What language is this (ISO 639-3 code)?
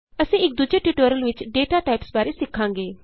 pan